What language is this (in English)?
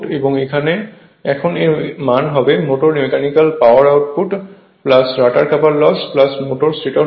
Bangla